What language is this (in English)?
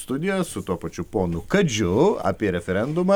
Lithuanian